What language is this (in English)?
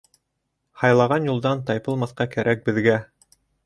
Bashkir